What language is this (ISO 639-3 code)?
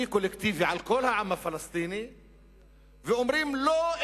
heb